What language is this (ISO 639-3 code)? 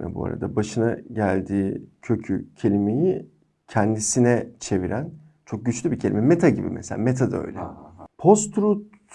tur